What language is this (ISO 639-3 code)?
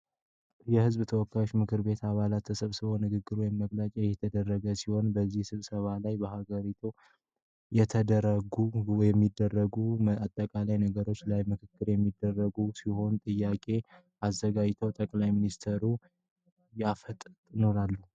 amh